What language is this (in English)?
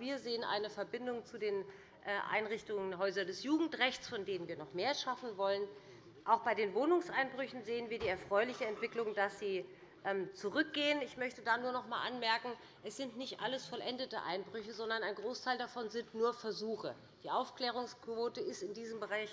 German